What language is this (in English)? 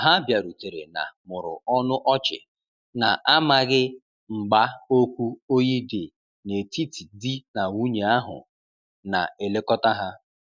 Igbo